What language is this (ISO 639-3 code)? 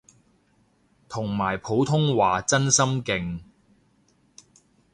yue